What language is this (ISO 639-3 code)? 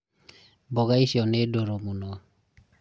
kik